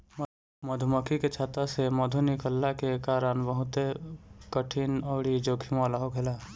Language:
Bhojpuri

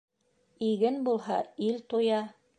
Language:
Bashkir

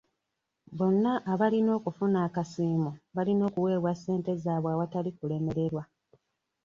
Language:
Ganda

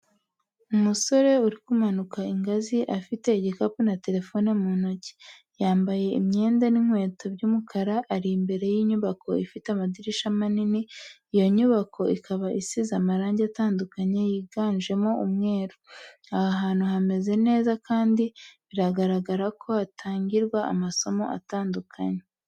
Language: Kinyarwanda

